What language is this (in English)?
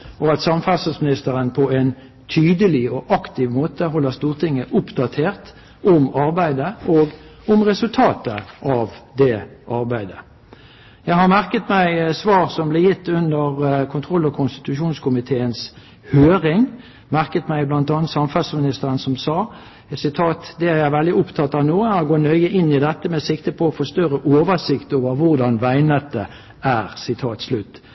Norwegian Bokmål